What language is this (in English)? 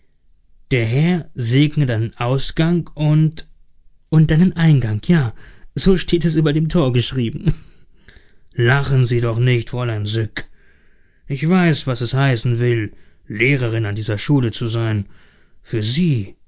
German